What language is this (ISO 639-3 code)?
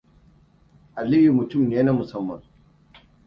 hau